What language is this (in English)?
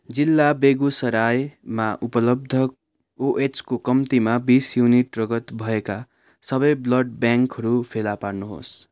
Nepali